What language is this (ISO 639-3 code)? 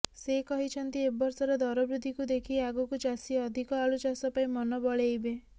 ori